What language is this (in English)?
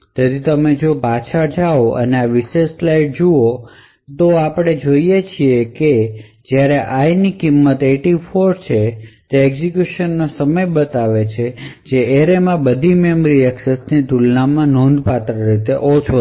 Gujarati